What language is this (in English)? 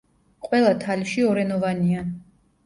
Georgian